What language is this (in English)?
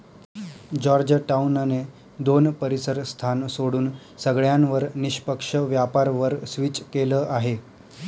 Marathi